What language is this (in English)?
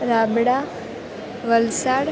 Gujarati